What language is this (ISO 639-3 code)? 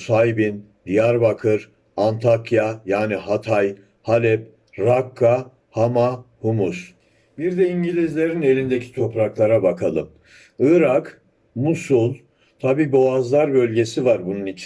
tur